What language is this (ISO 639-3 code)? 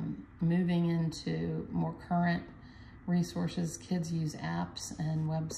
eng